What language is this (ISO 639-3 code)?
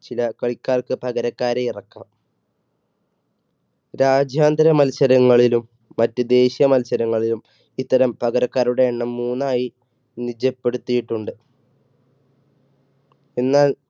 mal